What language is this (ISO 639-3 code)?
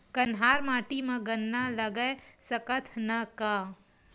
hne